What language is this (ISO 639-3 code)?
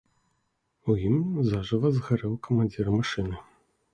bel